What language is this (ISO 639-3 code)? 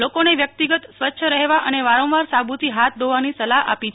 guj